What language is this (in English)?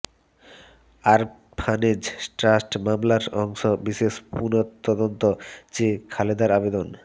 Bangla